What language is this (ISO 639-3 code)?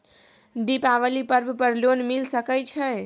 mai